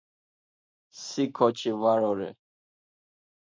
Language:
Laz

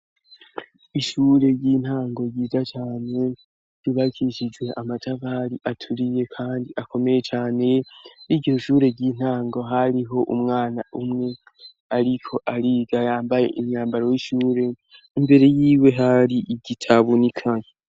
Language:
Rundi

